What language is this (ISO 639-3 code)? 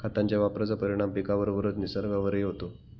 mar